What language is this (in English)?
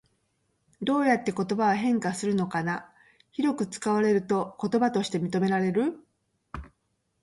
Japanese